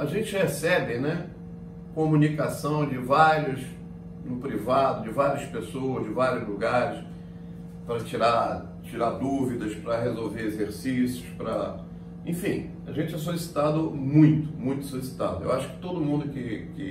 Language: Portuguese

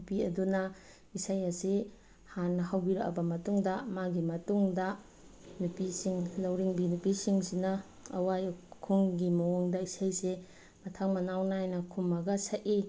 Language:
Manipuri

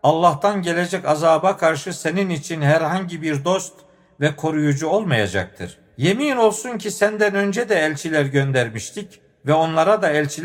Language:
Turkish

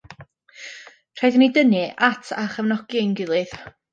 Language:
Welsh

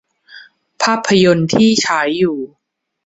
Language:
Thai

